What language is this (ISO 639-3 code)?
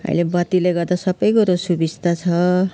nep